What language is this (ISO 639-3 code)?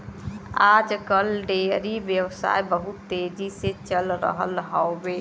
bho